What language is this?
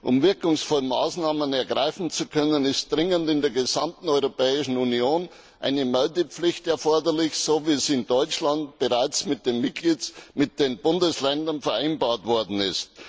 German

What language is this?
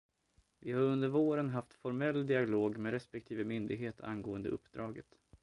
Swedish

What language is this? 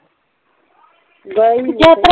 Punjabi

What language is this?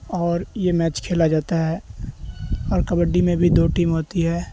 Urdu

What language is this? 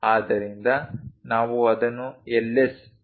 Kannada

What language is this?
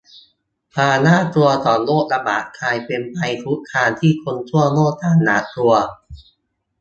Thai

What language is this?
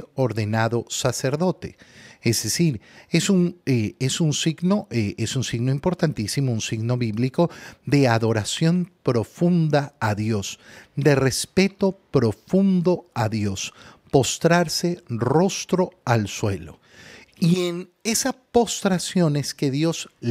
Spanish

